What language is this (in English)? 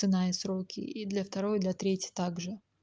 Russian